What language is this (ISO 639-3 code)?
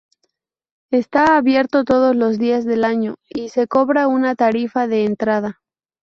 spa